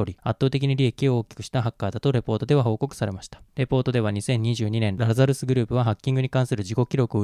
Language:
Japanese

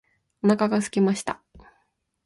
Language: Japanese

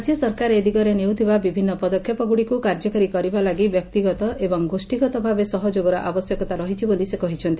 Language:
Odia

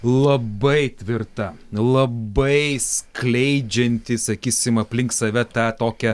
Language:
Lithuanian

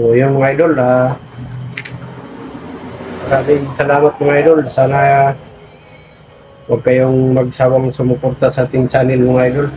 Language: Filipino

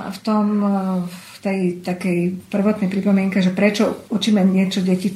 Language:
Slovak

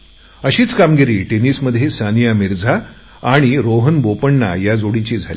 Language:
Marathi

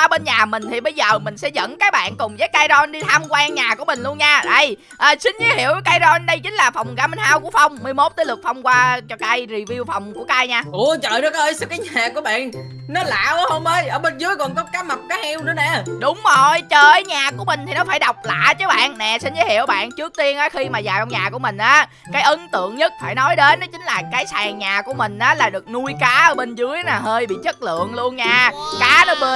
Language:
Vietnamese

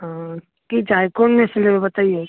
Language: Maithili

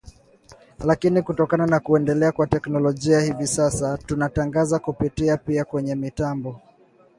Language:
Swahili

